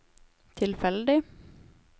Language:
Norwegian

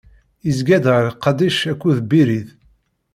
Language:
Kabyle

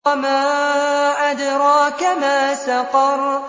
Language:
Arabic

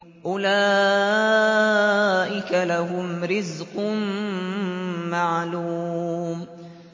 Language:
Arabic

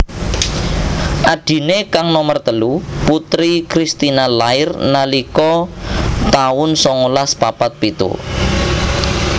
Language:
Javanese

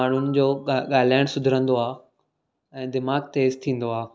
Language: Sindhi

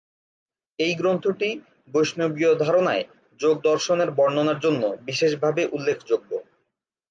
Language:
Bangla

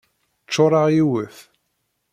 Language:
Kabyle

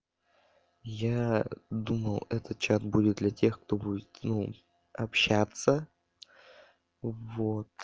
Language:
Russian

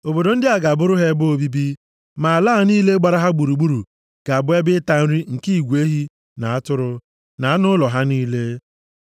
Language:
Igbo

